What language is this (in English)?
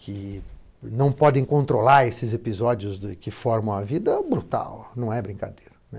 Portuguese